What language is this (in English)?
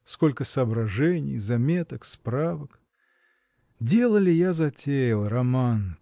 Russian